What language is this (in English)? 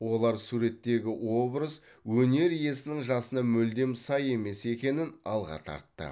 Kazakh